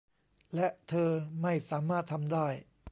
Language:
Thai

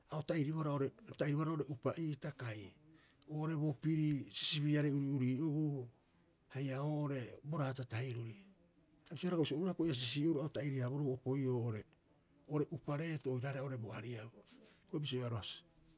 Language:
Rapoisi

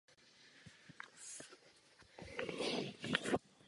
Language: Czech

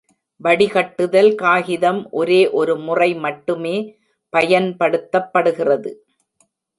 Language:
Tamil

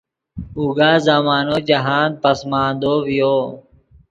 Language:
Yidgha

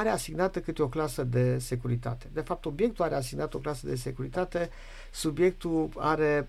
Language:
Romanian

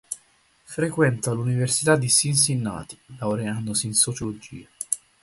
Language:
Italian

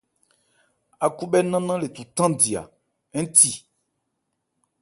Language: Ebrié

